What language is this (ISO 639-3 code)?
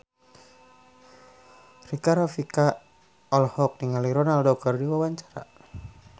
sun